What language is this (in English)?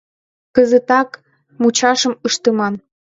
Mari